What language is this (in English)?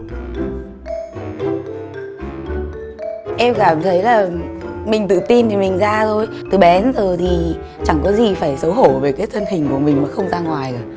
Vietnamese